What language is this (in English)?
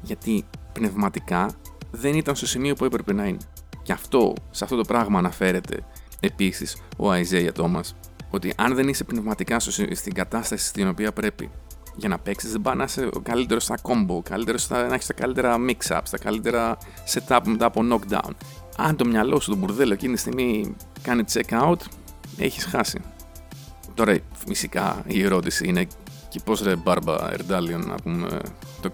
Greek